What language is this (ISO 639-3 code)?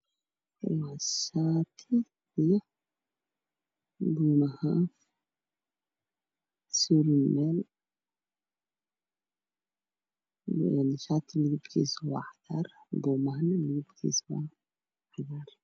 som